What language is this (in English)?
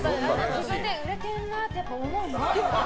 Japanese